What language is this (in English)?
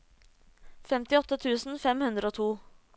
Norwegian